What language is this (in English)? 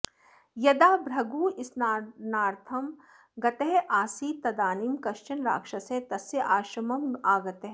Sanskrit